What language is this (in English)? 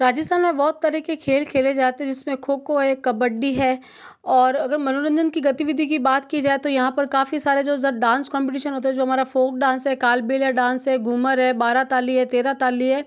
Hindi